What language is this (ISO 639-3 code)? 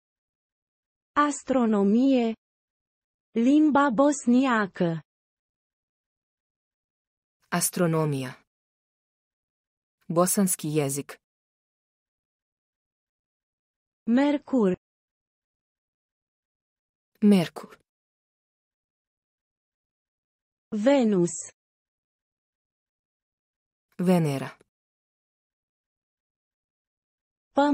ron